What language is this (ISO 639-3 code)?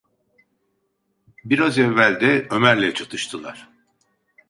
tur